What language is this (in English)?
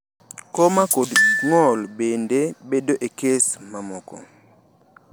Luo (Kenya and Tanzania)